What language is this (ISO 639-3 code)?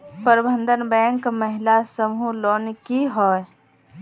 mag